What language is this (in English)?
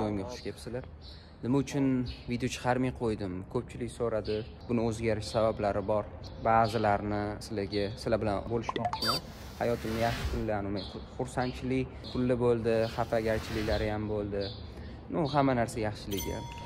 Turkish